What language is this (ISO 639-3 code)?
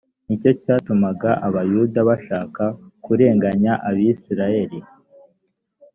kin